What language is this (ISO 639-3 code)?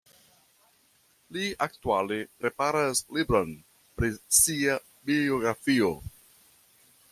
epo